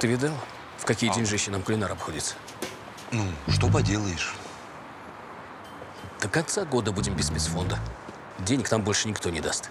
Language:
Russian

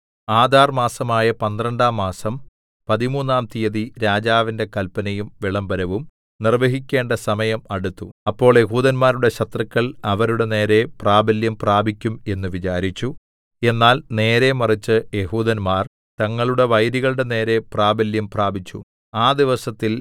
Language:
Malayalam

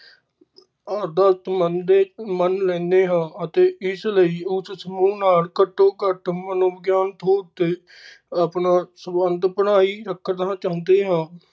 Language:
Punjabi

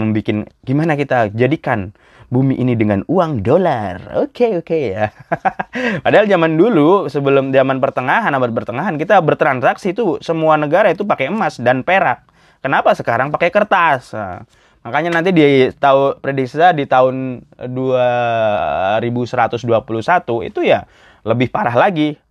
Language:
Indonesian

